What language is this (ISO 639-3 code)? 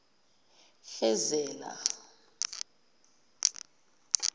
zul